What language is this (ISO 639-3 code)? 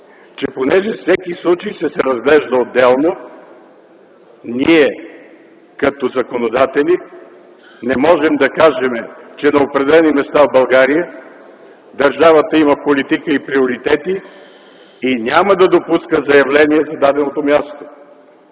bul